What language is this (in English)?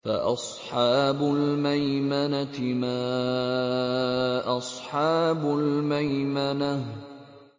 Arabic